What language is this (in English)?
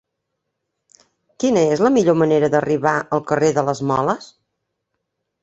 Catalan